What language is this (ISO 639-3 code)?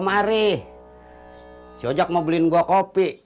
ind